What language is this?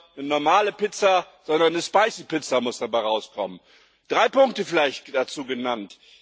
German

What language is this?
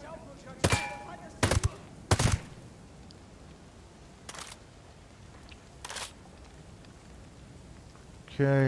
German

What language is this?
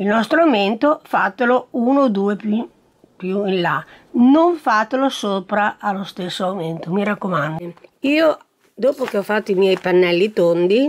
Italian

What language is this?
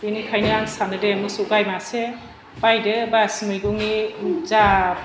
Bodo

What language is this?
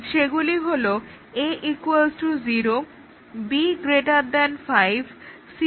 Bangla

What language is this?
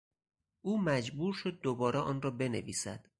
Persian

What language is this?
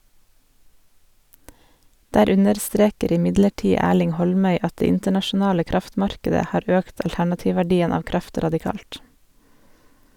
Norwegian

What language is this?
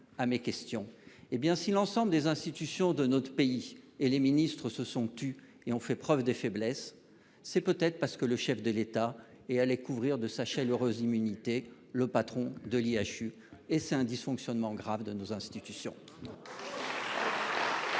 French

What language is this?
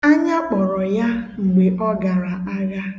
Igbo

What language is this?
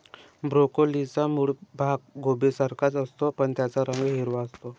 Marathi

